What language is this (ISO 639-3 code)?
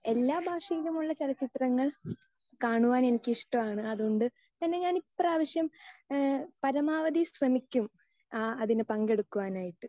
mal